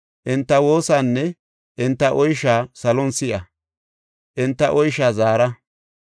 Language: Gofa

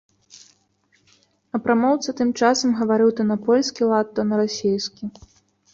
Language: Belarusian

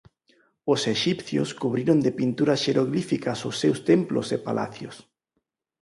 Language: Galician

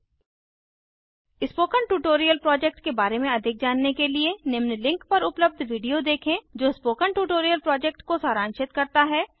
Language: Hindi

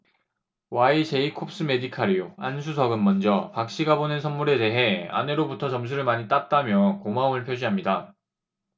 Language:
Korean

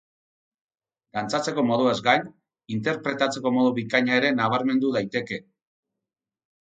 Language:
Basque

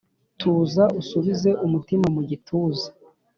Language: Kinyarwanda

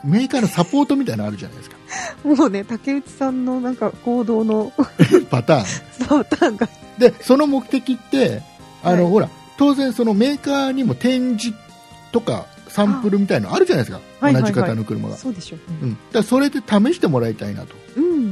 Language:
Japanese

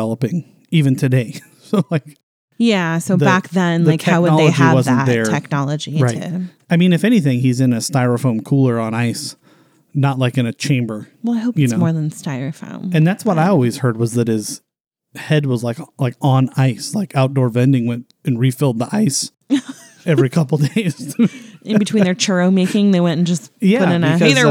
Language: English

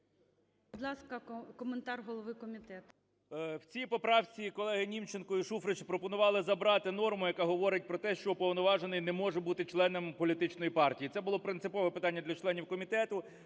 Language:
Ukrainian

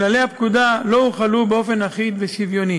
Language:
Hebrew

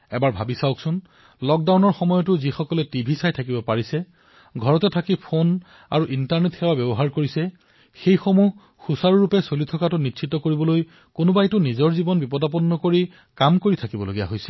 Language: Assamese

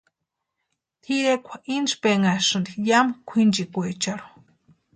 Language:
Western Highland Purepecha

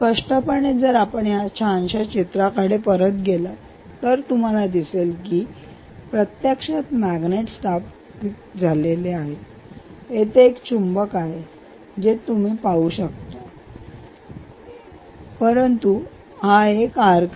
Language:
Marathi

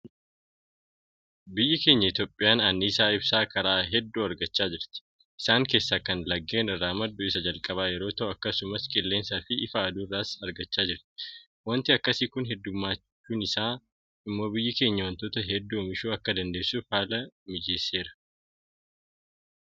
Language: Oromo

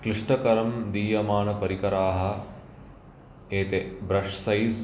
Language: Sanskrit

